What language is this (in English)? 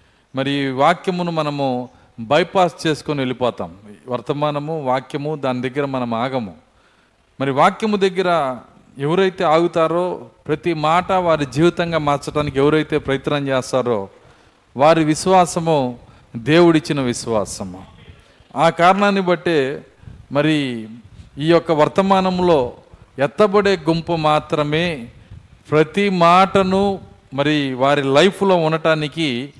Telugu